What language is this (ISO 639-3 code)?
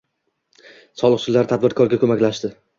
uzb